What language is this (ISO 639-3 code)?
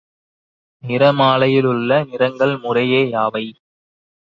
tam